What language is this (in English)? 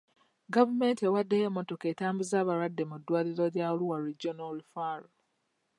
Ganda